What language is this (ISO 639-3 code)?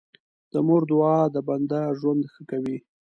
pus